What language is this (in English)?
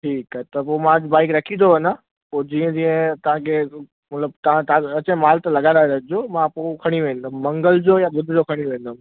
Sindhi